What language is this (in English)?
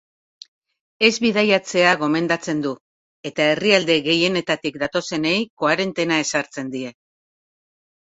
Basque